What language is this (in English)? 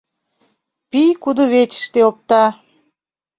Mari